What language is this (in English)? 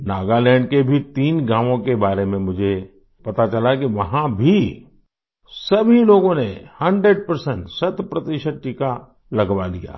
Hindi